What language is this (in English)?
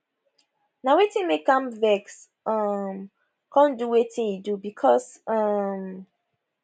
Nigerian Pidgin